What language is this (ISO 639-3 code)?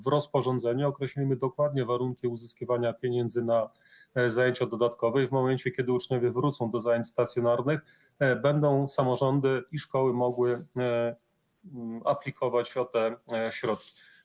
pol